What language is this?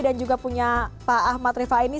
Indonesian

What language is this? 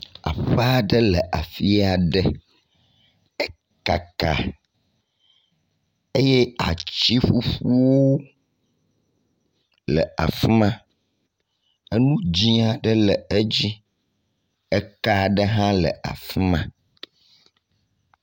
Ewe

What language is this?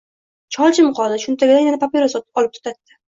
Uzbek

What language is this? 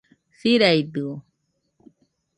Nüpode Huitoto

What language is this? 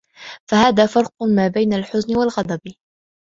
Arabic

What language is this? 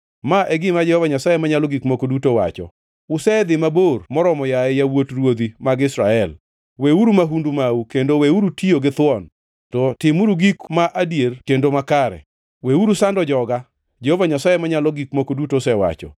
Luo (Kenya and Tanzania)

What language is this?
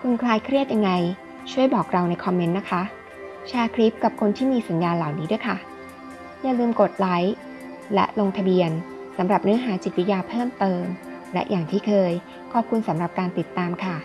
Thai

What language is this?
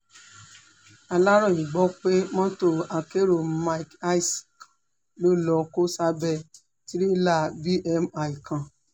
Yoruba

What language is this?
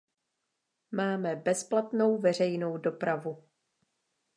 Czech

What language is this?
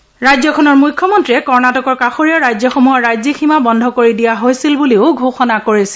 Assamese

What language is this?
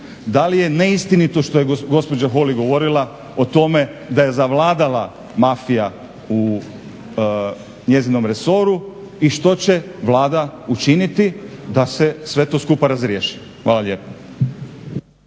Croatian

